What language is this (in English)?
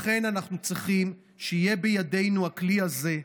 Hebrew